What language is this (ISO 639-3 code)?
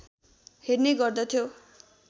nep